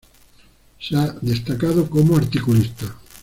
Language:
Spanish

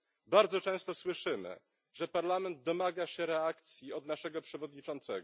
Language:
Polish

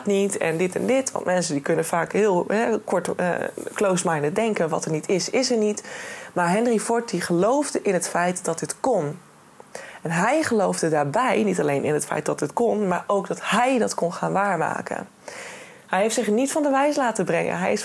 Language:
Dutch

